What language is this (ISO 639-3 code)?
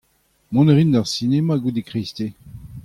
bre